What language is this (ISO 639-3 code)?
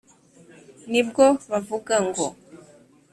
kin